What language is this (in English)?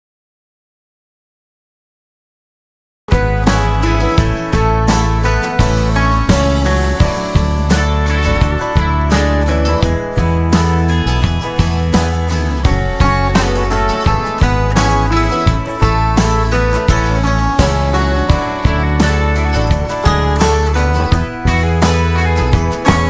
English